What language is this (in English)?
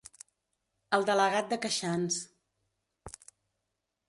Catalan